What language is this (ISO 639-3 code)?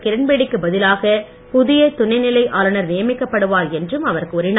tam